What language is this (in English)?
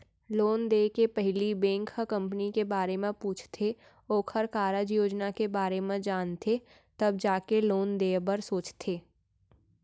Chhattisgarhi